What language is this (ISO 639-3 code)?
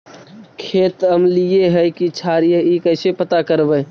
mag